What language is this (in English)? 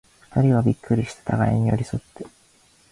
Japanese